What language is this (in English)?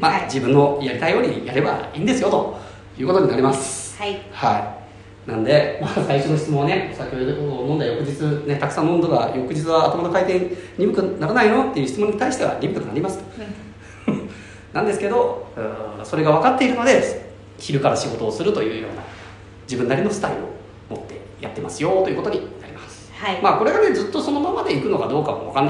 Japanese